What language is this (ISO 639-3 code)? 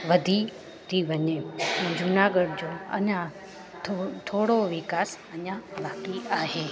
snd